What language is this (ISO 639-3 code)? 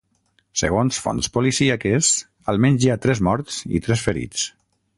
cat